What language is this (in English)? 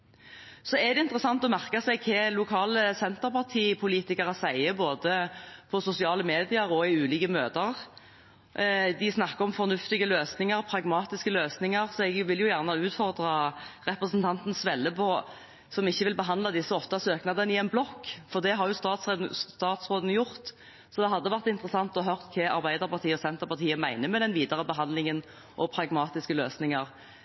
Norwegian Bokmål